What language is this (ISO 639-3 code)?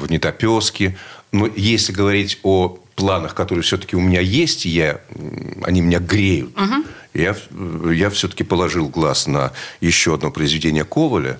rus